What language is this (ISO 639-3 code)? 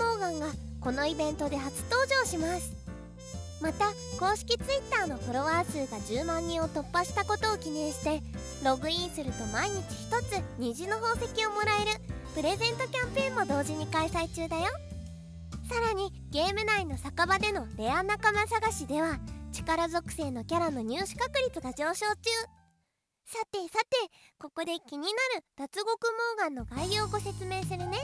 jpn